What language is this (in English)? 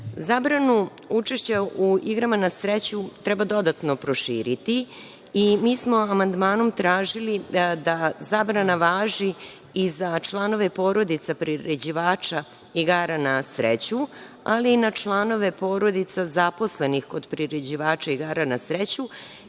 Serbian